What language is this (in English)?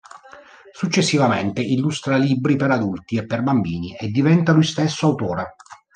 Italian